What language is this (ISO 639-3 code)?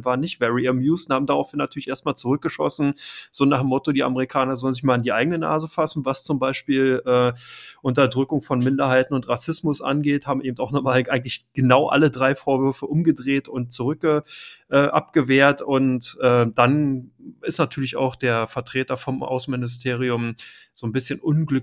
deu